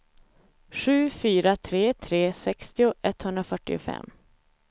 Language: Swedish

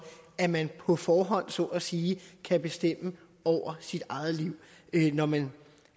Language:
Danish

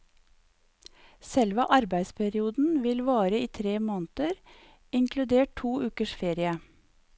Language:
Norwegian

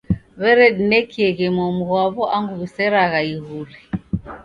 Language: Taita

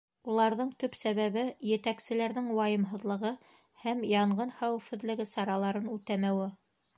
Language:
Bashkir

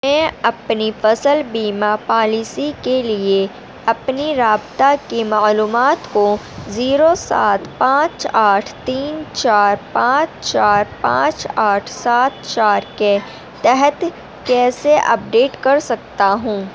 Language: Urdu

